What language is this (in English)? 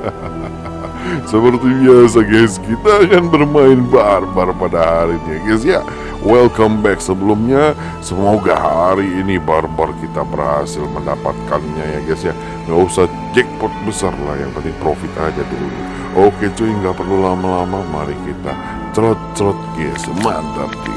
Indonesian